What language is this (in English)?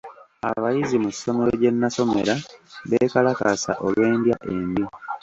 Ganda